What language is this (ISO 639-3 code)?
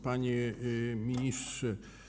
pol